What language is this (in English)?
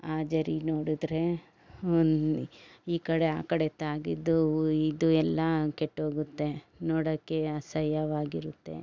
Kannada